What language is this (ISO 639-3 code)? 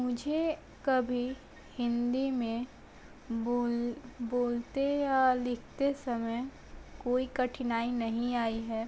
hin